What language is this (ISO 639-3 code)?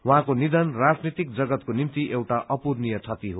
nep